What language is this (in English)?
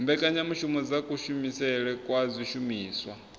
Venda